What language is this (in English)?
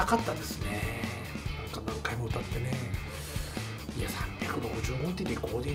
Japanese